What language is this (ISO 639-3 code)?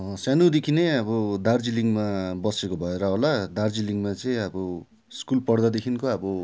nep